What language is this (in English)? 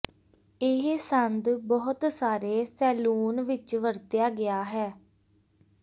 Punjabi